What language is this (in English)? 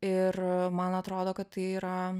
Lithuanian